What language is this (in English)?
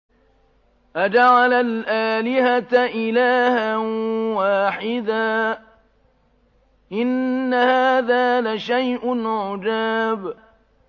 Arabic